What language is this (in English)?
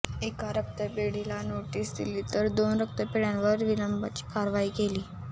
Marathi